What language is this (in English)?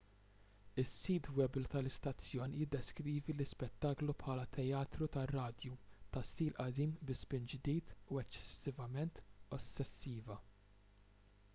Maltese